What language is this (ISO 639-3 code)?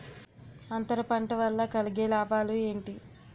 tel